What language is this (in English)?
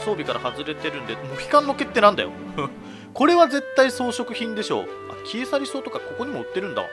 Japanese